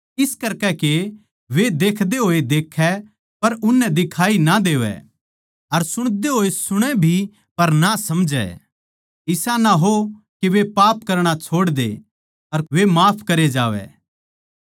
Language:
Haryanvi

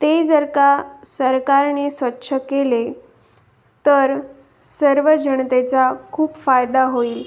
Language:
Marathi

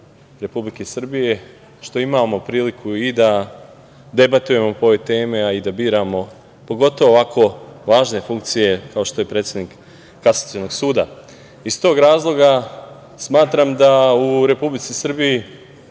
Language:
Serbian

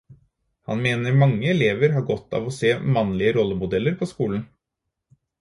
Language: Norwegian Bokmål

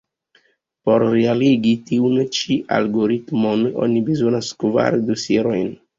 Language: Esperanto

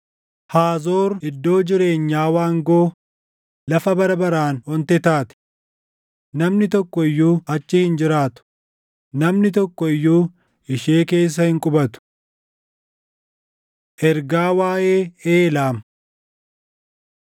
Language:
Oromo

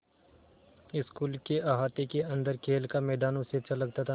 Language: Hindi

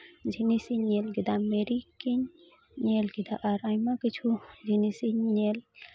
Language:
Santali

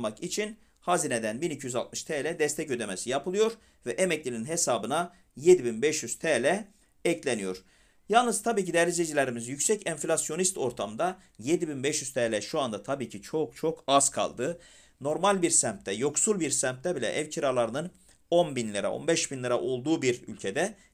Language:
Turkish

